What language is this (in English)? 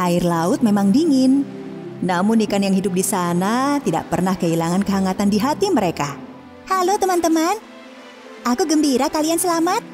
Indonesian